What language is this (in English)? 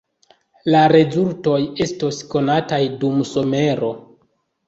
Esperanto